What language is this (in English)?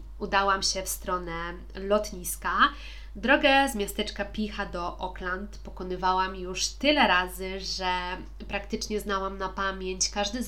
Polish